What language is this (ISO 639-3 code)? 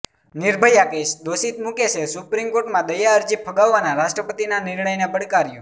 guj